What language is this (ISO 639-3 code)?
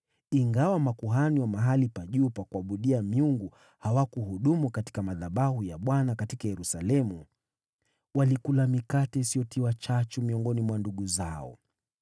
swa